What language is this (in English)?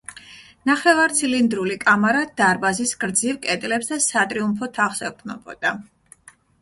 Georgian